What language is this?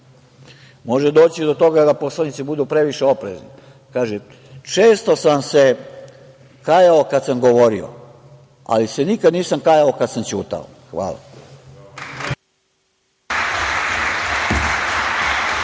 Serbian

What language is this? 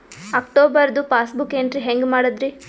Kannada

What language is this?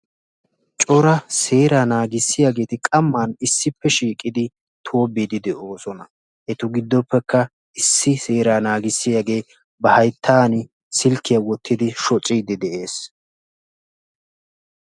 Wolaytta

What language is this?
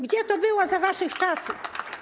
Polish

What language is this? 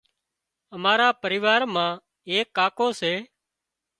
Wadiyara Koli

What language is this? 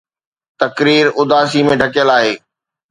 Sindhi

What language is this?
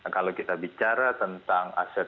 Indonesian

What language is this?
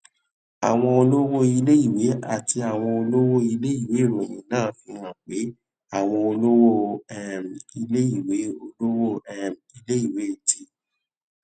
Yoruba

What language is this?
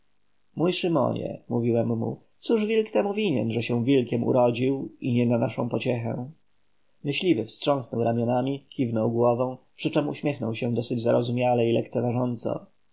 Polish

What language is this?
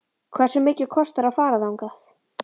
Icelandic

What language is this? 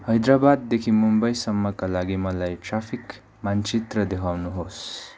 Nepali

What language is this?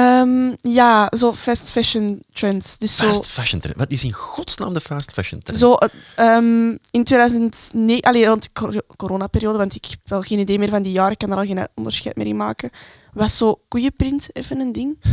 Dutch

